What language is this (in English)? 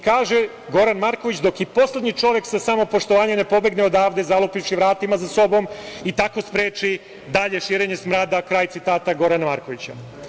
Serbian